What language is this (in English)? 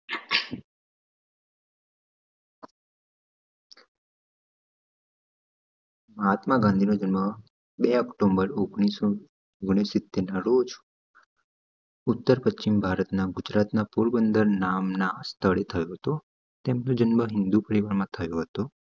Gujarati